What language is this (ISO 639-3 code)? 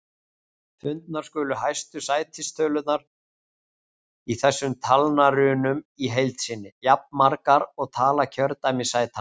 isl